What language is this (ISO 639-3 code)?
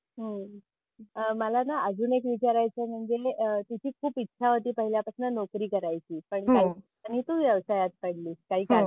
mar